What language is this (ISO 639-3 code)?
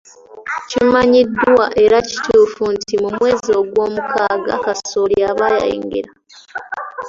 lug